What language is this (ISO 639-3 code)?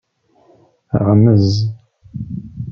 kab